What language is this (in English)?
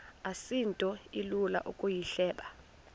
Xhosa